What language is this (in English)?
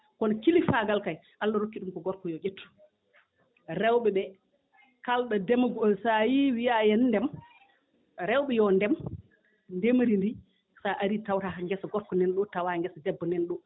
Fula